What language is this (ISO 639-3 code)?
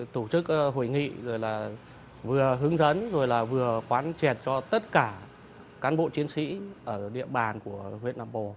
vie